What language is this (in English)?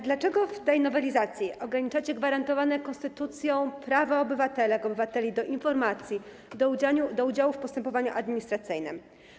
Polish